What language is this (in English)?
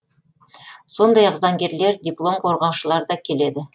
Kazakh